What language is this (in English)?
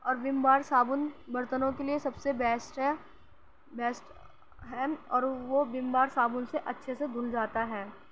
Urdu